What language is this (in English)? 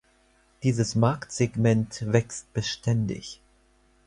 German